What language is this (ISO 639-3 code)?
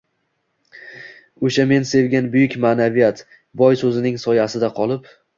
uzb